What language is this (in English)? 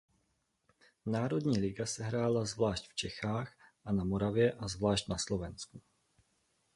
Czech